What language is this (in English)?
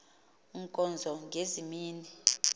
Xhosa